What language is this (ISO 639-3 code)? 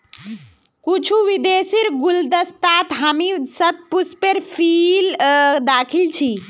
mag